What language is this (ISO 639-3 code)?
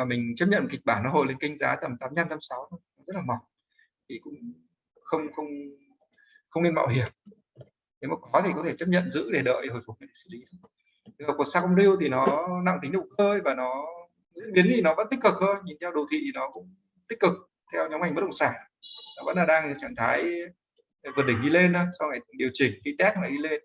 vie